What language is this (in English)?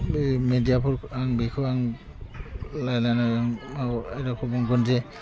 Bodo